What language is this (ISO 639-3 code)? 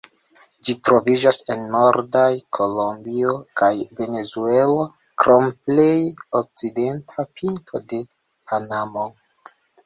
epo